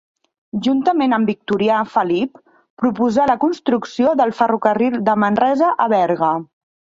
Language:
Catalan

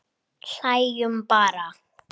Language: Icelandic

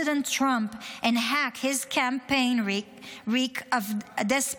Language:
Hebrew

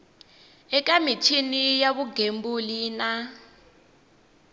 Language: Tsonga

